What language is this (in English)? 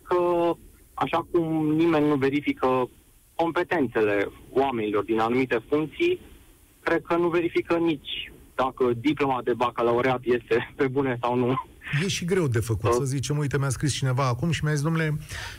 Romanian